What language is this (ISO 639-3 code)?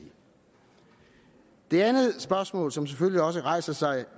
dan